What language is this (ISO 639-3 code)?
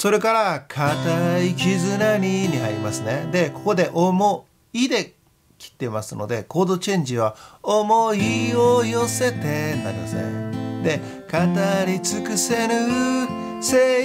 jpn